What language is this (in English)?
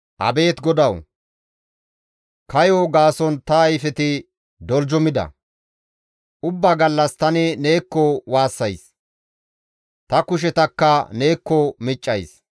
Gamo